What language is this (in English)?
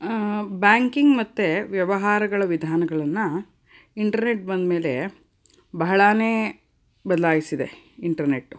Kannada